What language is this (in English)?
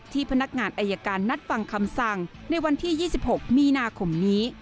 Thai